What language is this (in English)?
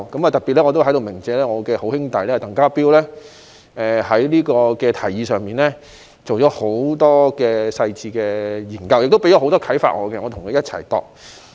Cantonese